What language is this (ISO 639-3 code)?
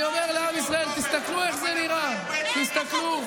heb